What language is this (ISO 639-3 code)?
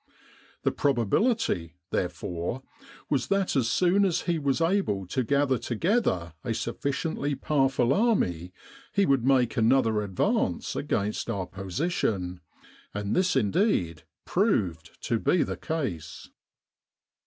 eng